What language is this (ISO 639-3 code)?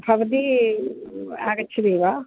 san